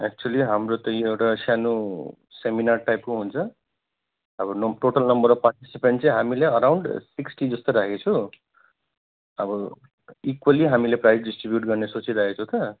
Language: Nepali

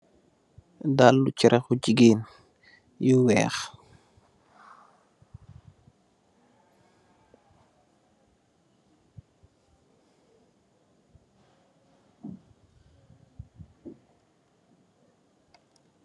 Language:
Wolof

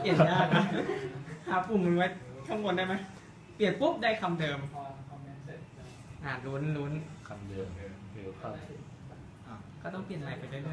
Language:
Thai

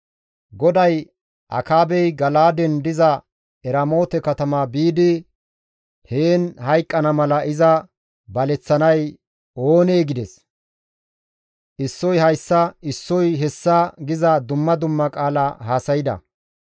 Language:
Gamo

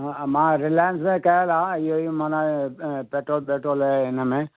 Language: Sindhi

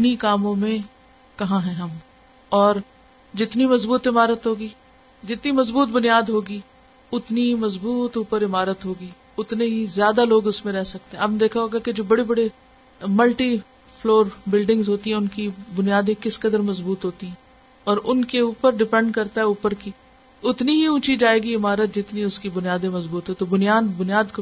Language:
Urdu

